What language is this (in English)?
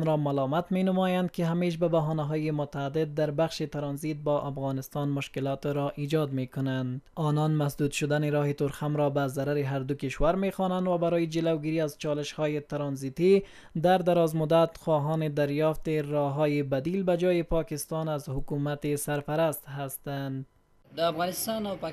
Persian